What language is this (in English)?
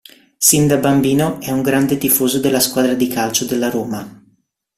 Italian